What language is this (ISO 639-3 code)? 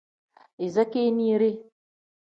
kdh